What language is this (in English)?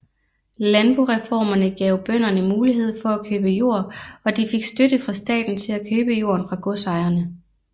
Danish